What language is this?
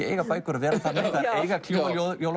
Icelandic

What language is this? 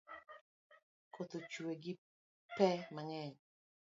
Luo (Kenya and Tanzania)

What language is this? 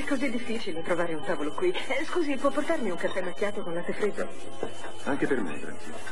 Italian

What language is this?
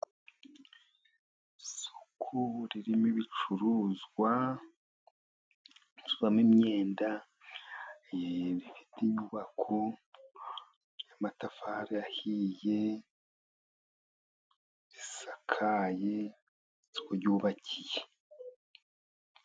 Kinyarwanda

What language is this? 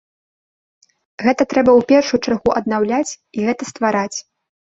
Belarusian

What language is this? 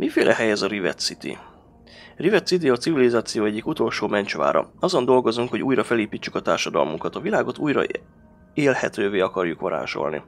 Hungarian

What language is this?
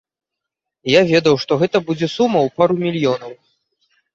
Belarusian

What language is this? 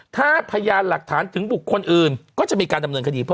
Thai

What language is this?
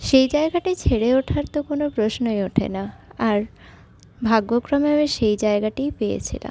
Bangla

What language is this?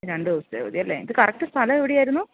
Malayalam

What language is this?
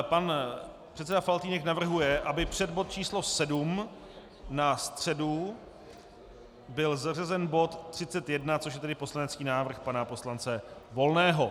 Czech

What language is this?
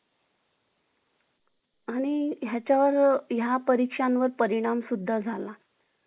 Marathi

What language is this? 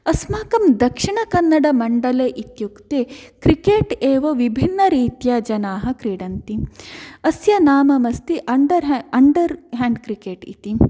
Sanskrit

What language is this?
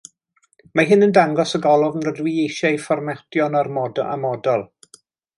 Welsh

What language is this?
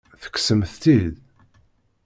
Kabyle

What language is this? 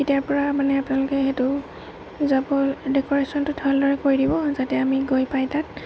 Assamese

